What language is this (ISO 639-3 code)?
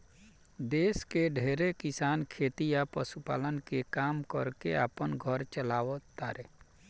bho